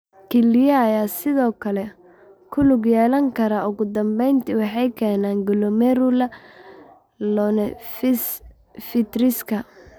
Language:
Somali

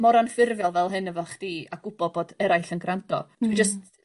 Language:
Welsh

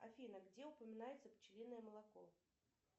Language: Russian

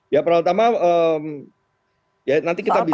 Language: Indonesian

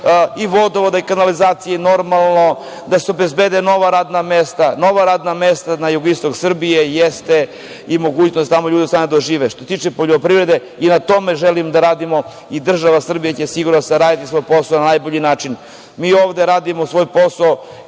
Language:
Serbian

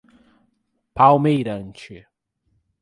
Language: Portuguese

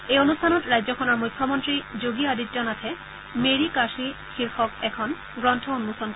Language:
Assamese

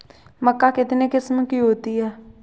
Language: Hindi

